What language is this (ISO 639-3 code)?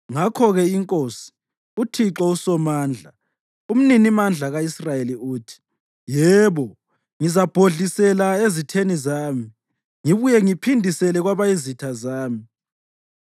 nde